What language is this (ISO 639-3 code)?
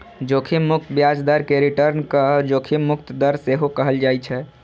mai